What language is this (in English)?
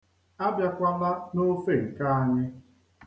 Igbo